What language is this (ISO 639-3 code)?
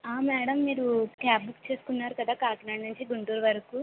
tel